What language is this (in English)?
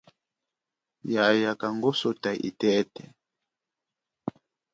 Chokwe